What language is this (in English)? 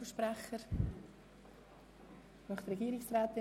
Swiss German